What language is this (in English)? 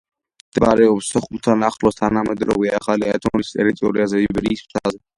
Georgian